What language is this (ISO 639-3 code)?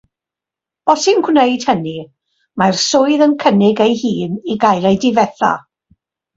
cym